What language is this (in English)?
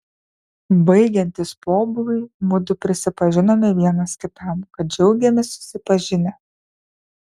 Lithuanian